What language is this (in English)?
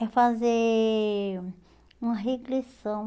Portuguese